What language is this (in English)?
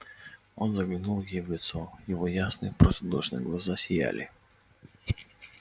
Russian